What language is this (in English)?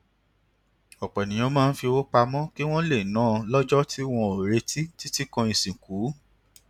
Yoruba